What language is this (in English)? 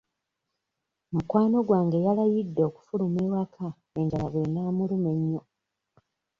Ganda